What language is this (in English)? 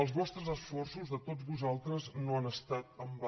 Catalan